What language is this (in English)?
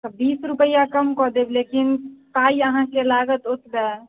Maithili